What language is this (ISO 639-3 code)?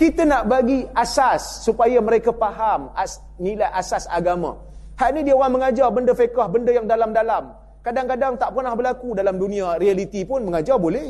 msa